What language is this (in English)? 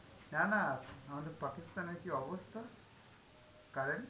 Bangla